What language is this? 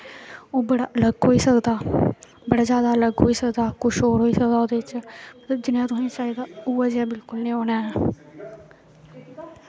Dogri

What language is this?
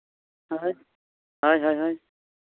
Santali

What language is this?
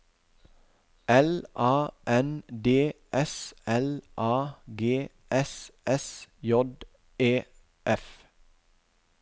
Norwegian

